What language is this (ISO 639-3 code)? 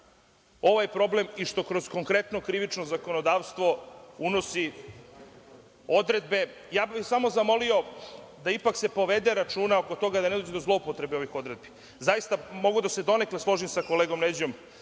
srp